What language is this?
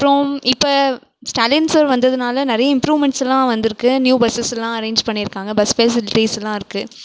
Tamil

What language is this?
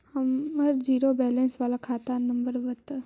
Magahi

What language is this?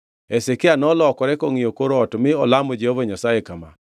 Luo (Kenya and Tanzania)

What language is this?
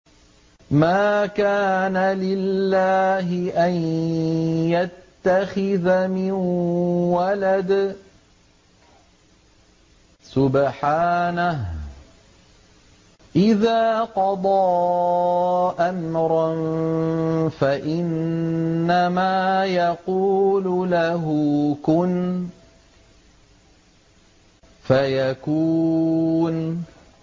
Arabic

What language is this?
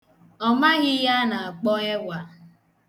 Igbo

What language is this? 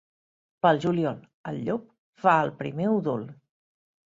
Catalan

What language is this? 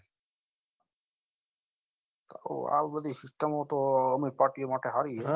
Gujarati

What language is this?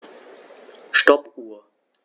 German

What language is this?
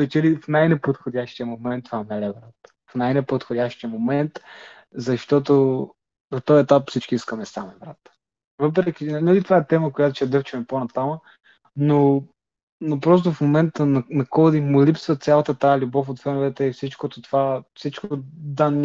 Bulgarian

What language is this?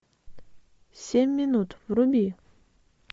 Russian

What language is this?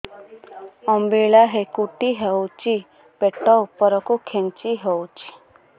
Odia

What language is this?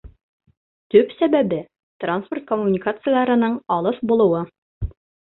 Bashkir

